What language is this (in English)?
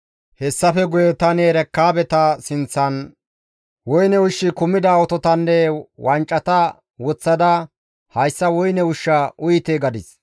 Gamo